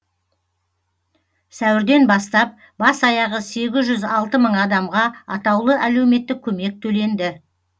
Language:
Kazakh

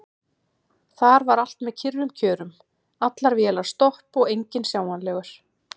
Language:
Icelandic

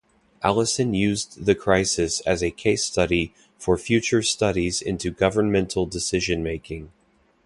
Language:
English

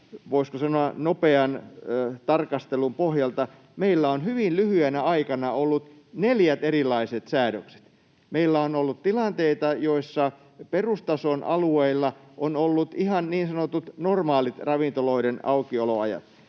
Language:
Finnish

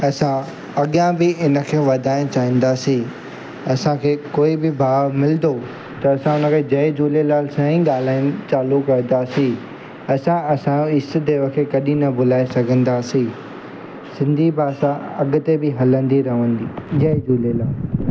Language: Sindhi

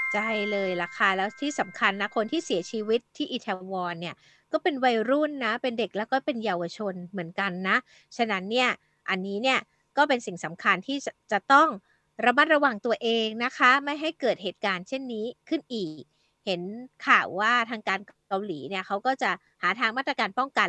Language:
Thai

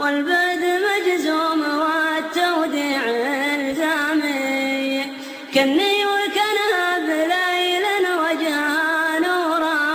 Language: Arabic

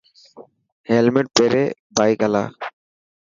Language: Dhatki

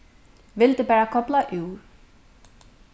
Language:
Faroese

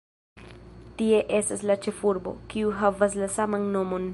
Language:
Esperanto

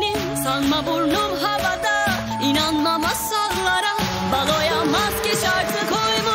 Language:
Turkish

